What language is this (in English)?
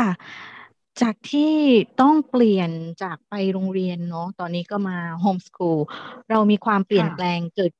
Thai